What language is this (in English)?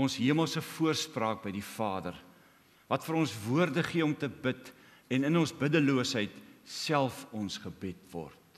Dutch